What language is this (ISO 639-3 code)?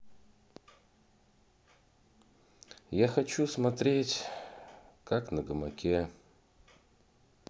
rus